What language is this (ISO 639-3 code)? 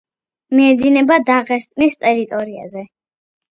kat